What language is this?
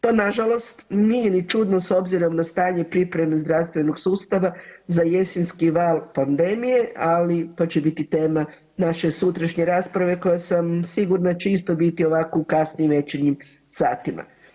Croatian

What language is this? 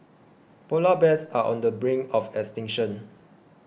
English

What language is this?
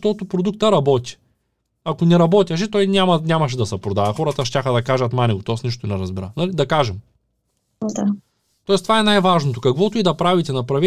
Bulgarian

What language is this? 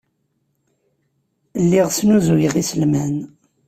Kabyle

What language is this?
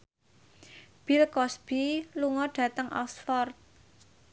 Javanese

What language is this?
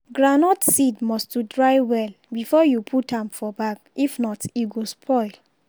Nigerian Pidgin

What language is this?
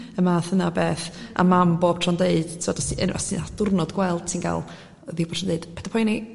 Welsh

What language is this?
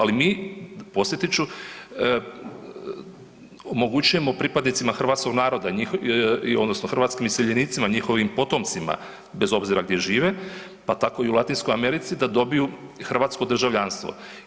Croatian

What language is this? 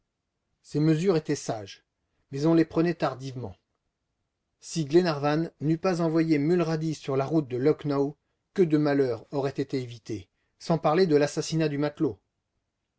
French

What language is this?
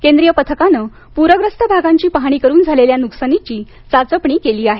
Marathi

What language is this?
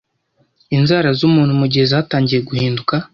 Kinyarwanda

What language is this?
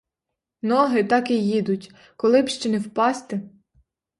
Ukrainian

